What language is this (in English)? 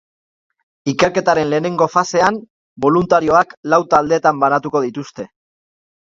Basque